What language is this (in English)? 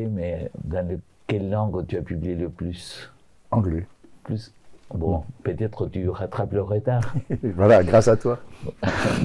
French